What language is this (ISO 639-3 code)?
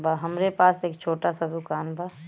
bho